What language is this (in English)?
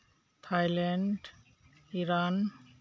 Santali